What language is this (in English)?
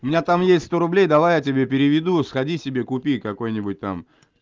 Russian